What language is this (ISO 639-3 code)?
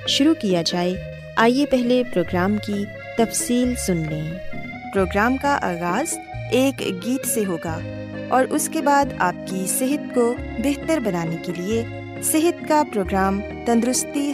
urd